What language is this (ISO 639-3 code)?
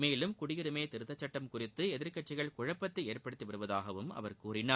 tam